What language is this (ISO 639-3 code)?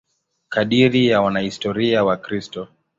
swa